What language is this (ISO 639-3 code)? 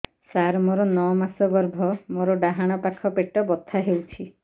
ori